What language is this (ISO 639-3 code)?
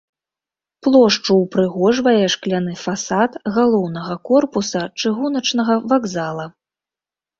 bel